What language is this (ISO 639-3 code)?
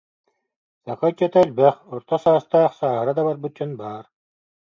sah